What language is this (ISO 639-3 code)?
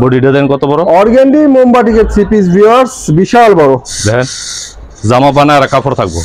ben